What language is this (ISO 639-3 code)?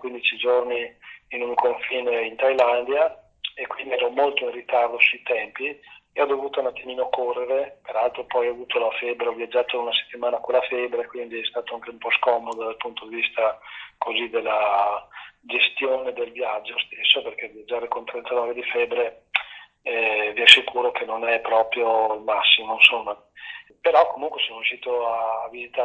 ita